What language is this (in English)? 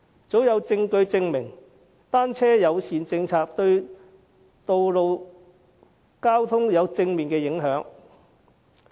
Cantonese